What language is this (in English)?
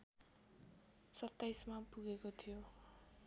Nepali